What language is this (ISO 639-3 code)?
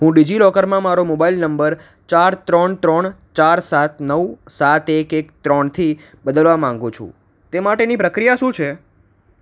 guj